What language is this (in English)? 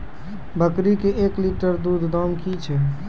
Maithili